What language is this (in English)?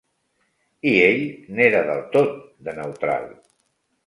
Catalan